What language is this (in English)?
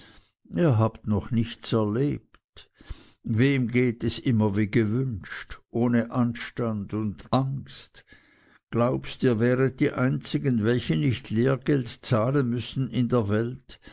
German